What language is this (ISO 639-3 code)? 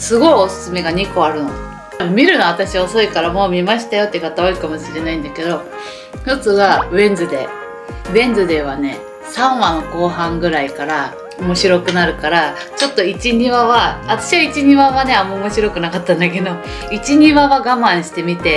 jpn